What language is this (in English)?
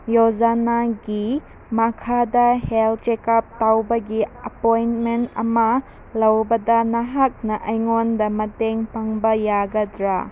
Manipuri